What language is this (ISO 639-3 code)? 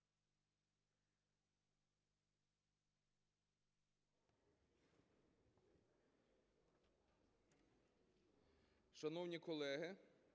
ukr